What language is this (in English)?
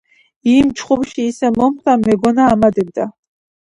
Georgian